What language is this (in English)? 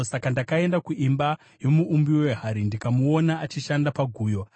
Shona